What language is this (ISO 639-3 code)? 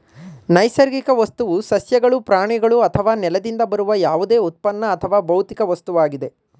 kan